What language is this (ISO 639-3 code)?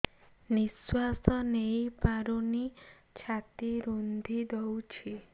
ori